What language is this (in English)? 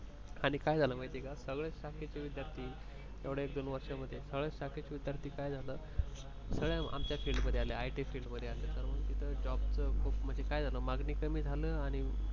Marathi